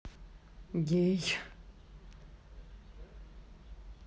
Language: Russian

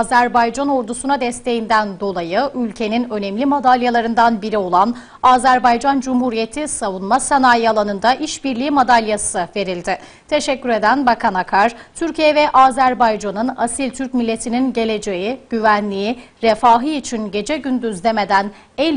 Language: Turkish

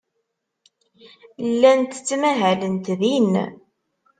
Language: Kabyle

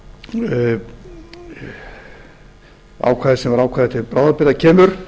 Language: Icelandic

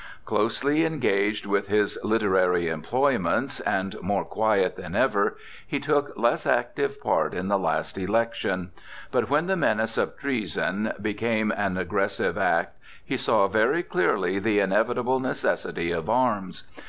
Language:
English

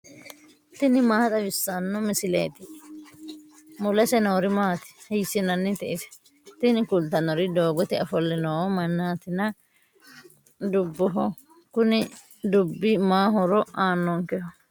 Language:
Sidamo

